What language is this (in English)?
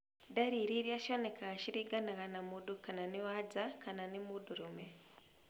Kikuyu